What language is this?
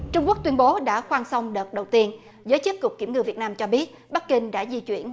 Vietnamese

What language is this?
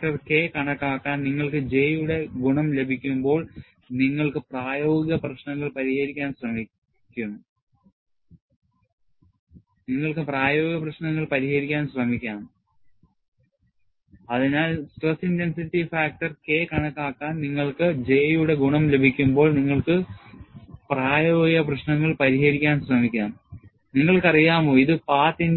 Malayalam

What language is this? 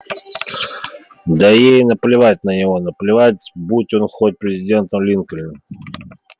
Russian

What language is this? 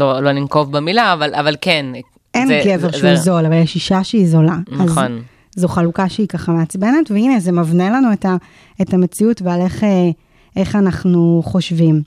Hebrew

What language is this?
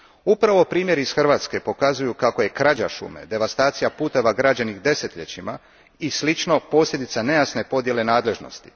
Croatian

